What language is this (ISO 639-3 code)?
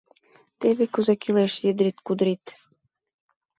chm